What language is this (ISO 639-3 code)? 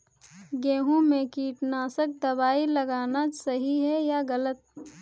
hin